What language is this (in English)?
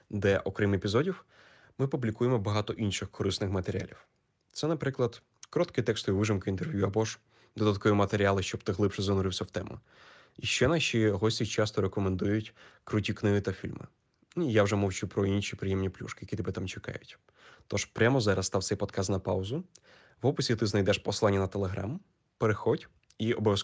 Ukrainian